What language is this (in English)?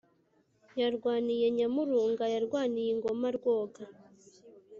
Kinyarwanda